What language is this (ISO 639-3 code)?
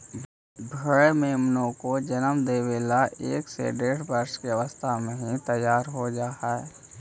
mag